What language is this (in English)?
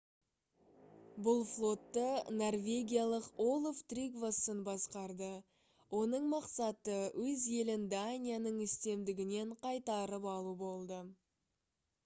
Kazakh